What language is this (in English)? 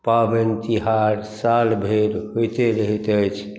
Maithili